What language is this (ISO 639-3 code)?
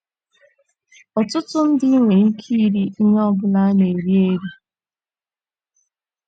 ibo